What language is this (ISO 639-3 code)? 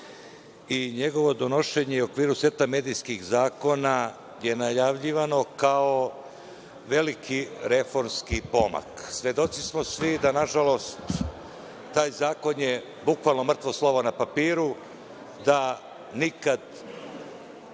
srp